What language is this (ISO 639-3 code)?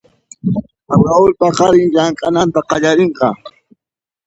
qxp